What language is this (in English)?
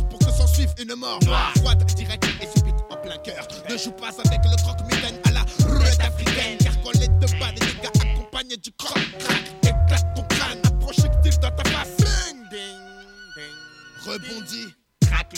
French